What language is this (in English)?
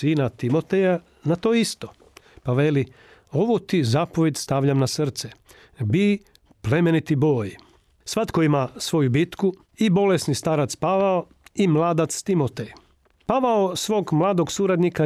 Croatian